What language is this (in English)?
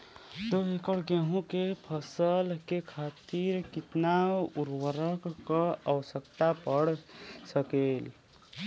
Bhojpuri